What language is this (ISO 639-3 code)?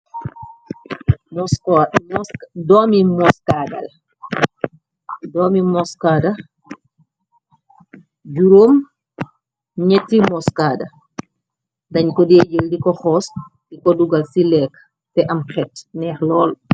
wol